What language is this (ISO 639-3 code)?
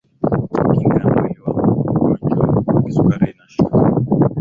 swa